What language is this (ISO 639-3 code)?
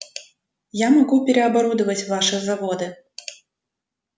rus